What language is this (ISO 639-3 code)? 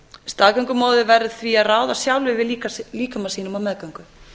isl